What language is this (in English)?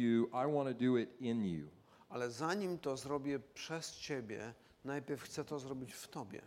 Polish